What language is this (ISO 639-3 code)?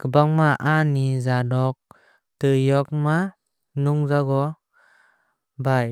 trp